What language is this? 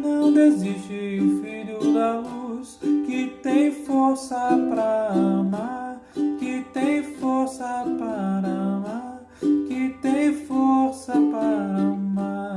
Portuguese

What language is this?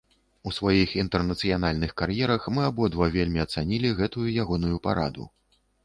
Belarusian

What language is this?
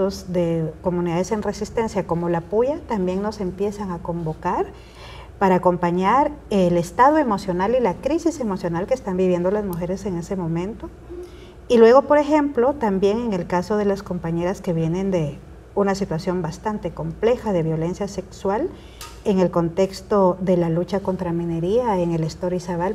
Spanish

